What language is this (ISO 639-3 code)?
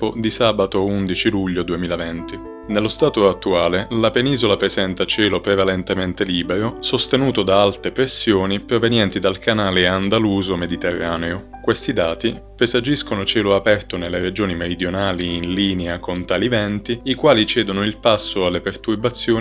ita